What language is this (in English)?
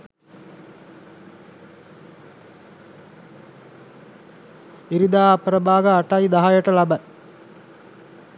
Sinhala